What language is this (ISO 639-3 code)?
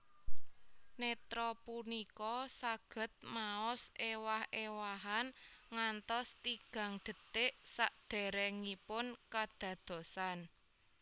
jav